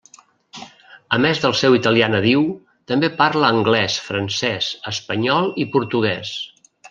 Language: Catalan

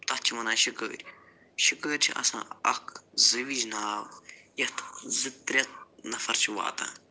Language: Kashmiri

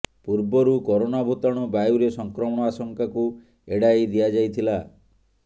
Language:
Odia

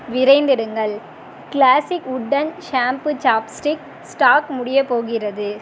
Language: Tamil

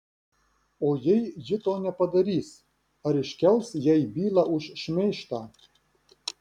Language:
Lithuanian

